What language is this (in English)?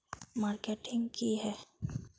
Magahi